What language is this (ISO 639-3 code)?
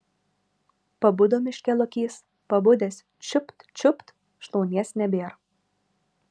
lit